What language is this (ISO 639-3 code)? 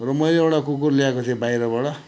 nep